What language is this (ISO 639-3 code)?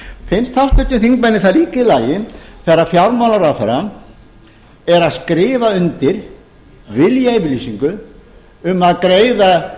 isl